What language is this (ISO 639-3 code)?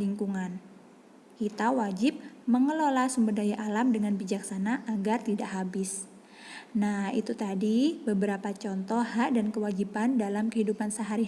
ind